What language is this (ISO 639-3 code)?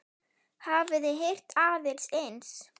isl